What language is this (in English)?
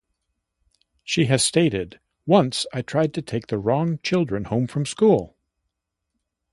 English